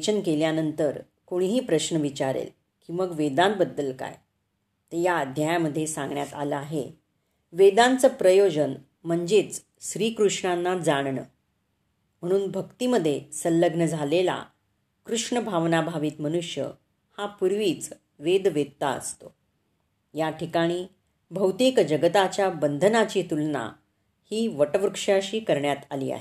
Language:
Marathi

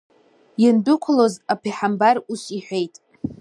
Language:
Abkhazian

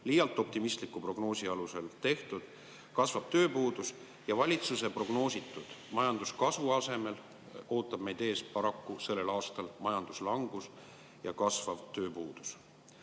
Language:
Estonian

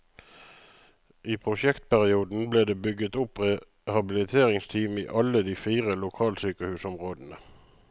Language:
Norwegian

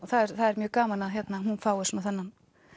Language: Icelandic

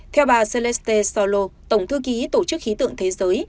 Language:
Vietnamese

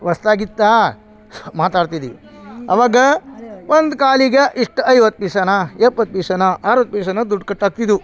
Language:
Kannada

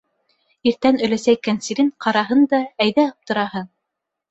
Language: Bashkir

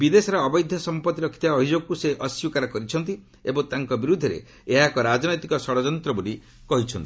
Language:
Odia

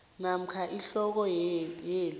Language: South Ndebele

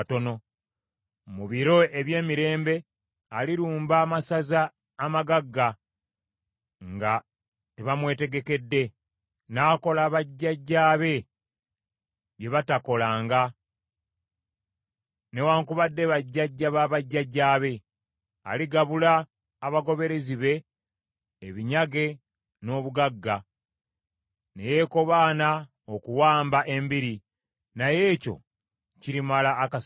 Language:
Ganda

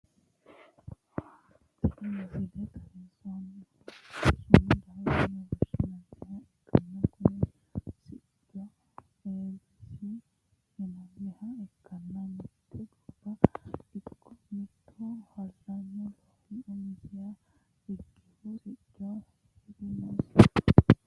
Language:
Sidamo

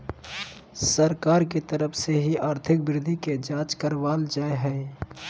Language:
Magahi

